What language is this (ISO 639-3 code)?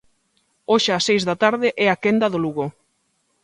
glg